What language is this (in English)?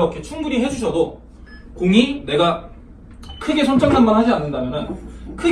Korean